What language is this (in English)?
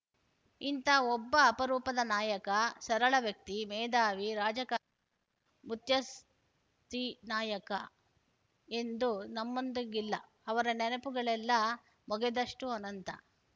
Kannada